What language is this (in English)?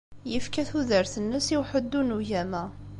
Kabyle